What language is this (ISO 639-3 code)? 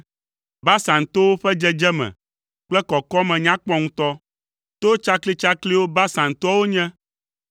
ewe